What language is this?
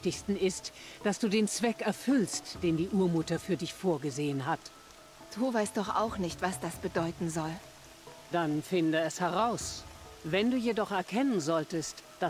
German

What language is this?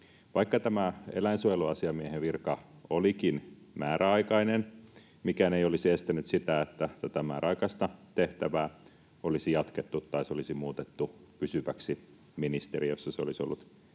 Finnish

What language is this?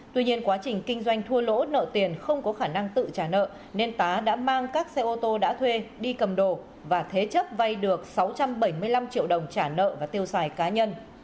Vietnamese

